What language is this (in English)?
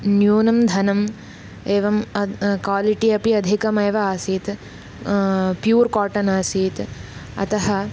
Sanskrit